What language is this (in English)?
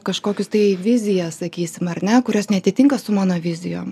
Lithuanian